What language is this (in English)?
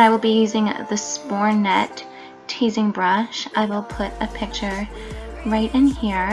English